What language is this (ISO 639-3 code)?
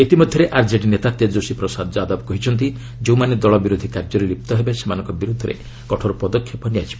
ori